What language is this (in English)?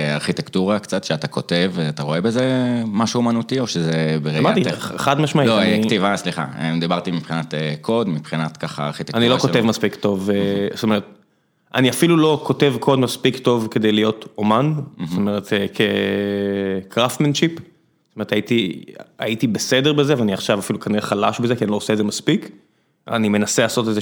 Hebrew